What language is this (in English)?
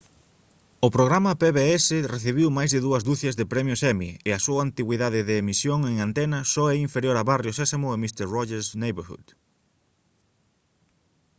Galician